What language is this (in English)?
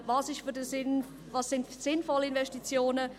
Swiss German